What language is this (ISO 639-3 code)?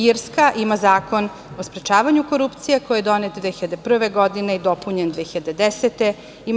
srp